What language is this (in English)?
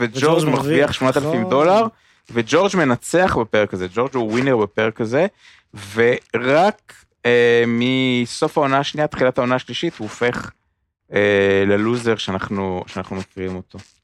Hebrew